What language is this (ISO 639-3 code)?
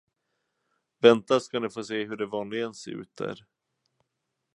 swe